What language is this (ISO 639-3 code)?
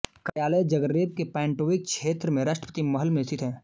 hin